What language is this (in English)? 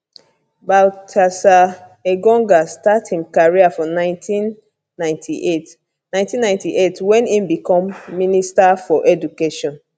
Nigerian Pidgin